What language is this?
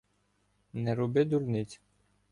Ukrainian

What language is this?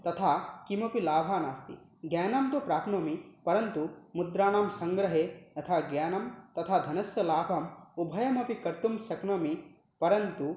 Sanskrit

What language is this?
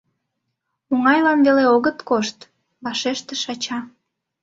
Mari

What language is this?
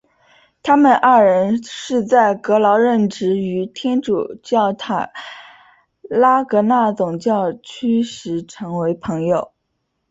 Chinese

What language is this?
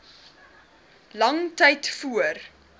Afrikaans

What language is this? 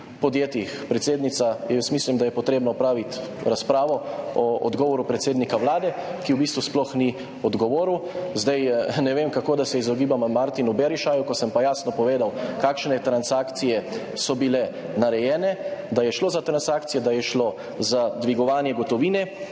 Slovenian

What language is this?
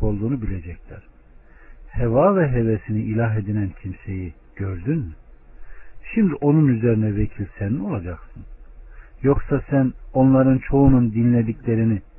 Turkish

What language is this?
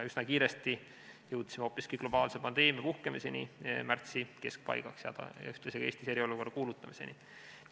Estonian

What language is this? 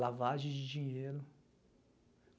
Portuguese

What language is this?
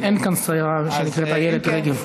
Hebrew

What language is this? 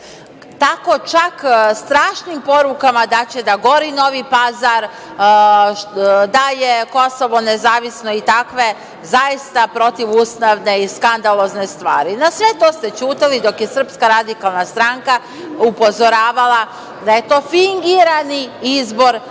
Serbian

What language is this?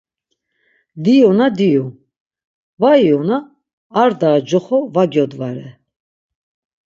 Laz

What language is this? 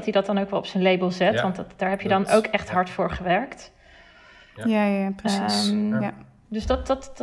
Dutch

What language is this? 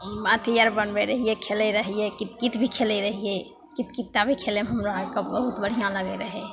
Maithili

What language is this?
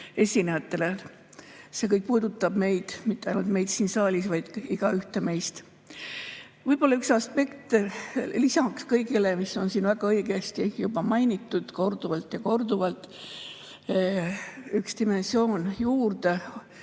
Estonian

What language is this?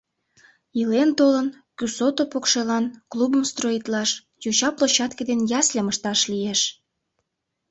Mari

